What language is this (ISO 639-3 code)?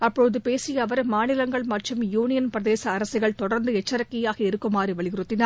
tam